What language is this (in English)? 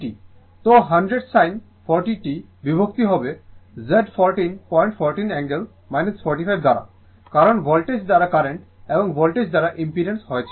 Bangla